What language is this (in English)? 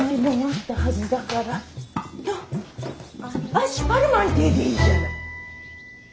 Japanese